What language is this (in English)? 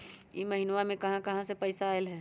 Magahi